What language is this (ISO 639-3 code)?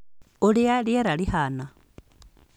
kik